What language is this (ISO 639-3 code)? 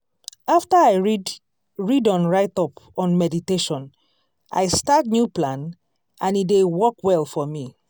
pcm